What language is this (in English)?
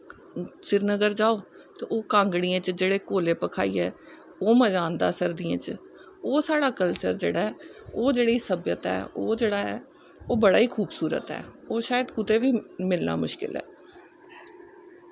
Dogri